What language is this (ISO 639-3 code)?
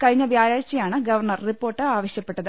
mal